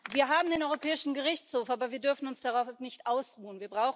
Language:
German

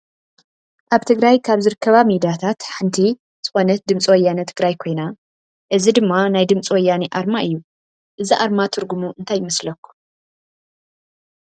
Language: Tigrinya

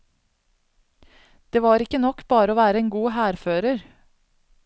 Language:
Norwegian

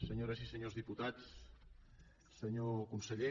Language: Catalan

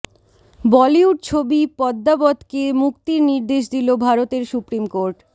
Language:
Bangla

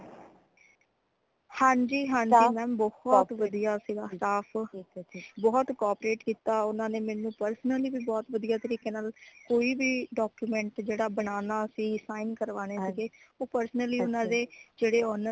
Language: Punjabi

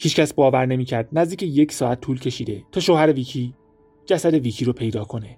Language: Persian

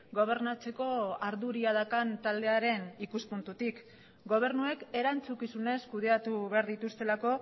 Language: Basque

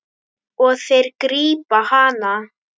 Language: Icelandic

